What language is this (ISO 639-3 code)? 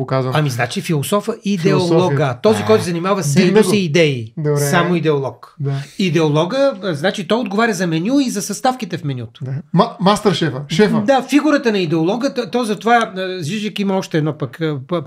bul